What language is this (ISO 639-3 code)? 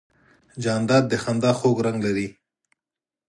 pus